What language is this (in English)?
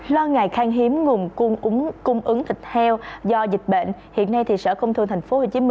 Vietnamese